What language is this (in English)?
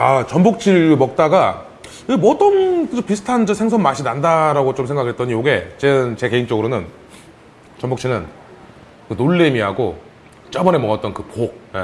Korean